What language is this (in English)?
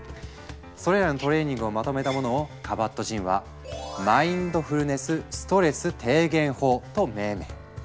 Japanese